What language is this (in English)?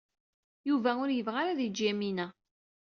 Kabyle